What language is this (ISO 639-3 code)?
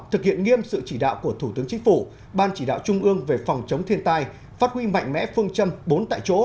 vie